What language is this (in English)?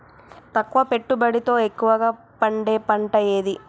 Telugu